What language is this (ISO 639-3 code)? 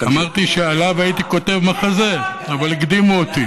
heb